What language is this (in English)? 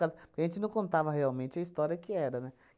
Portuguese